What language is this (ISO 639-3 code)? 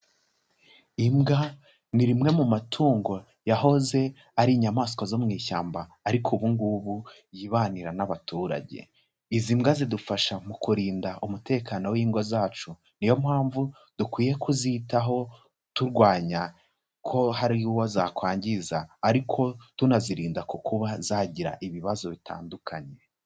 kin